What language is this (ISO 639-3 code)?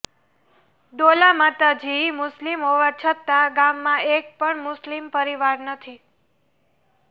guj